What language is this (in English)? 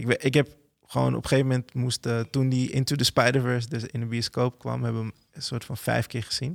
Dutch